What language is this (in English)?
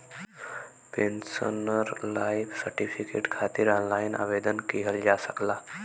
Bhojpuri